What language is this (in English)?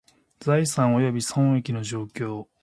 Japanese